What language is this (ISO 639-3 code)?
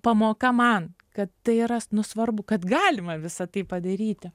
lit